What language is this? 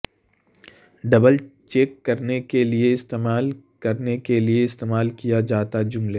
Urdu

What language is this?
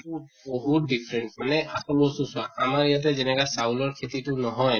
Assamese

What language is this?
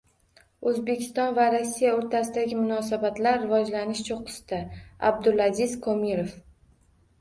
Uzbek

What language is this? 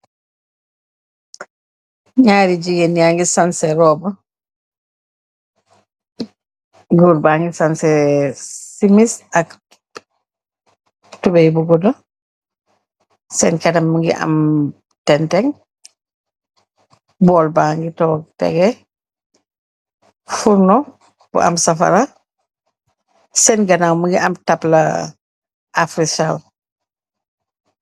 Wolof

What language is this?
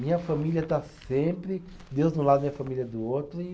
Portuguese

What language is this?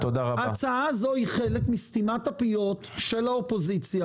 Hebrew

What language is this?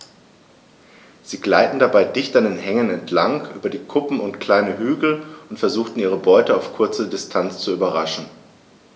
German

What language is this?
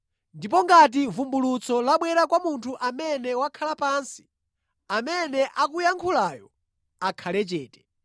Nyanja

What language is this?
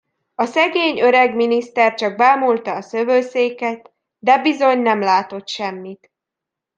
Hungarian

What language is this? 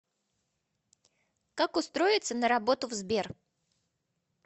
Russian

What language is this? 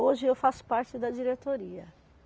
Portuguese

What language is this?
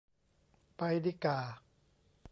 Thai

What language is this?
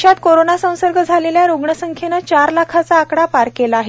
Marathi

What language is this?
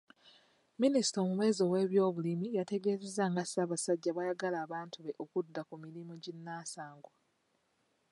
Ganda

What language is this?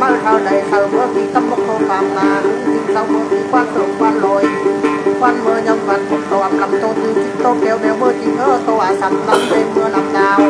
Thai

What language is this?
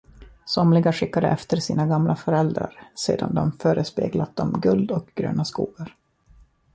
Swedish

